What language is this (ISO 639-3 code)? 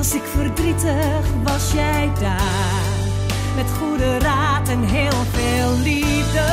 nld